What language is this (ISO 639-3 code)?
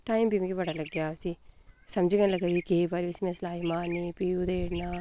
doi